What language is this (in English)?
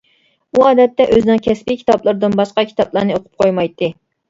Uyghur